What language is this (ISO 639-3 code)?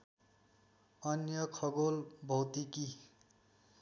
nep